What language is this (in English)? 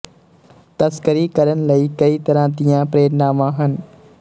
Punjabi